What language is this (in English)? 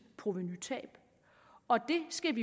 Danish